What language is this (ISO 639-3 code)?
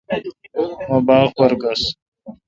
xka